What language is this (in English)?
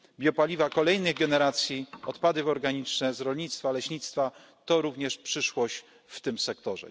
Polish